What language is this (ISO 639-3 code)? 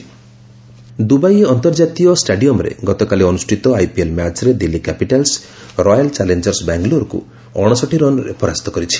ori